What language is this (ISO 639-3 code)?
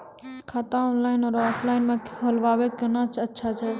mai